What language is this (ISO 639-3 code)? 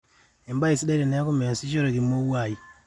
mas